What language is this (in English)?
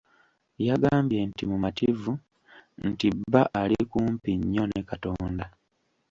Ganda